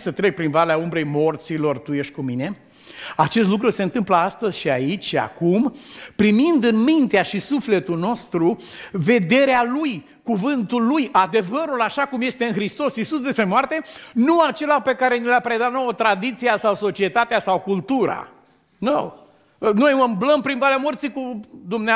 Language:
Romanian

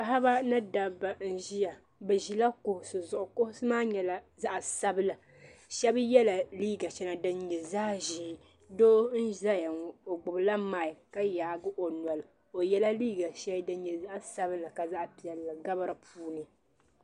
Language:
Dagbani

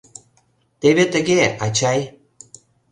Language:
Mari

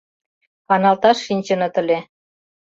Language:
Mari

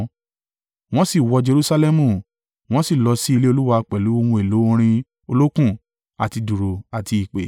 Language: Yoruba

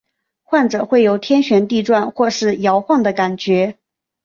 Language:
Chinese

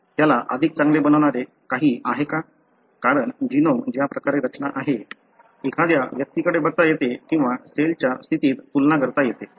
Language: Marathi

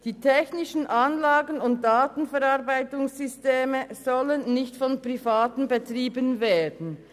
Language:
Swiss German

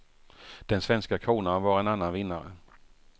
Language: Swedish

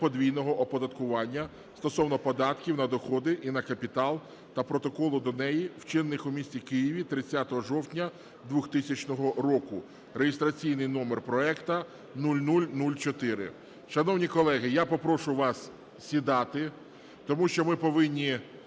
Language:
Ukrainian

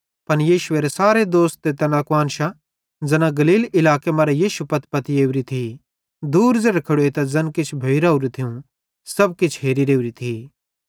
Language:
Bhadrawahi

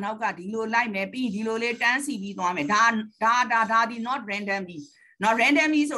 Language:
Thai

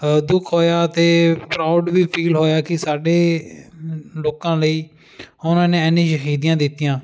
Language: Punjabi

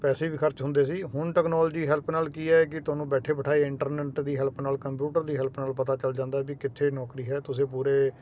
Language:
Punjabi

